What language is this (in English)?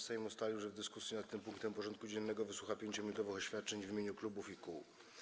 Polish